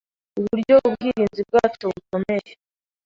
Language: Kinyarwanda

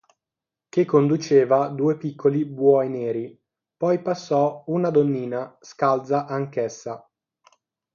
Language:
Italian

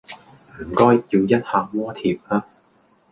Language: Cantonese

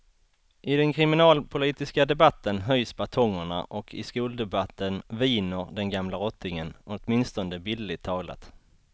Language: Swedish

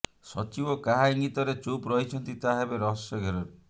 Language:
Odia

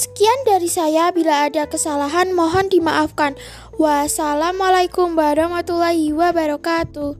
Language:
Indonesian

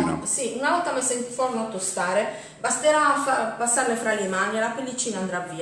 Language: Italian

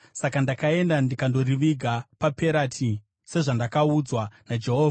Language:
Shona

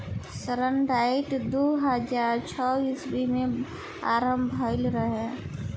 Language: Bhojpuri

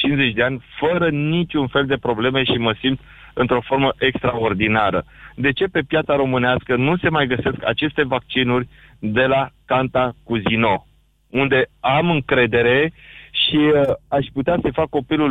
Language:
Romanian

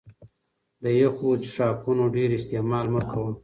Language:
Pashto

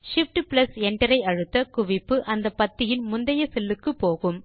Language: Tamil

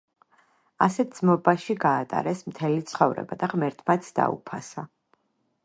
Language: Georgian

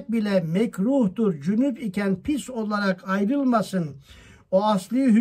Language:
Turkish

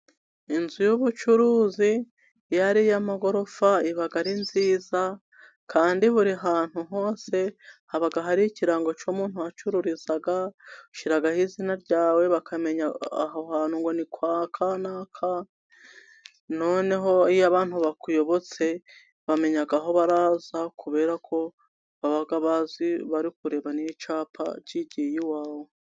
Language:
Kinyarwanda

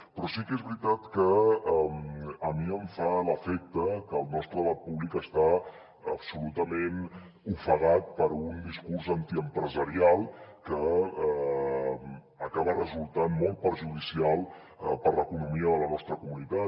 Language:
Catalan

